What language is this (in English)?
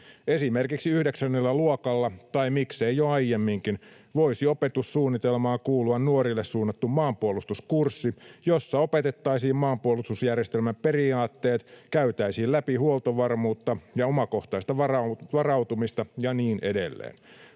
Finnish